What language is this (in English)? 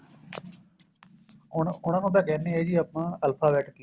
Punjabi